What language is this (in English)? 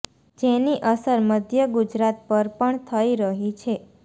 Gujarati